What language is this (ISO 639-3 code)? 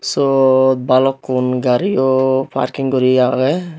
ccp